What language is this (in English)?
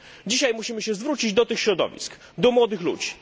Polish